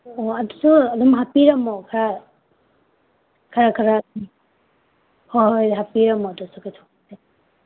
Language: Manipuri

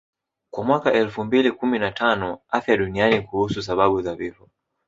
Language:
Swahili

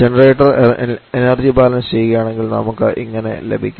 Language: Malayalam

